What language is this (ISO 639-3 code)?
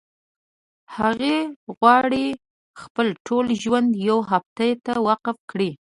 pus